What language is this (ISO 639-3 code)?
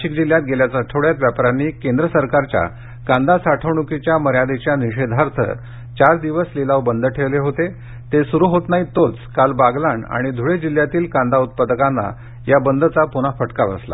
mar